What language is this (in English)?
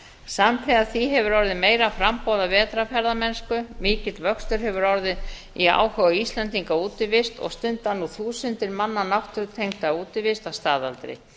Icelandic